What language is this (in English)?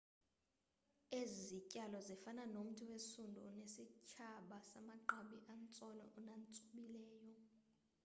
Xhosa